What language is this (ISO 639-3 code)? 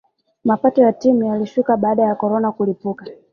swa